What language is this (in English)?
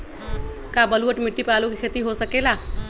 Magahi